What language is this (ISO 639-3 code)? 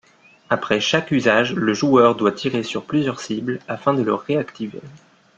fra